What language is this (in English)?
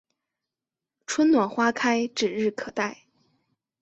Chinese